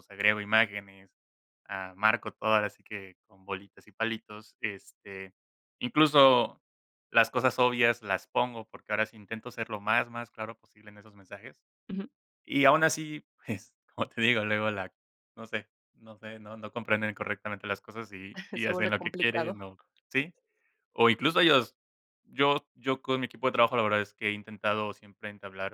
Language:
Spanish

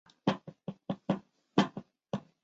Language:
Chinese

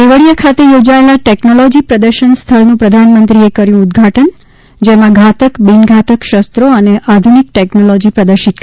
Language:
Gujarati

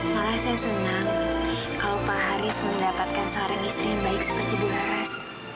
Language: Indonesian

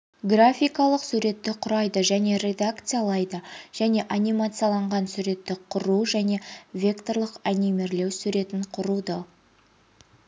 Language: Kazakh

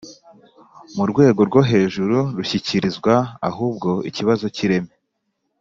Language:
Kinyarwanda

